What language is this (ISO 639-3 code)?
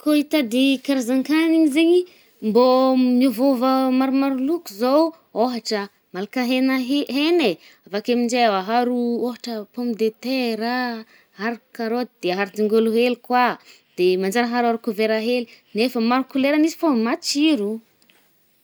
bmm